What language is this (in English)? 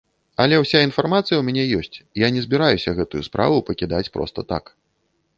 Belarusian